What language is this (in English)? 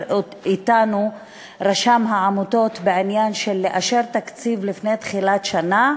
Hebrew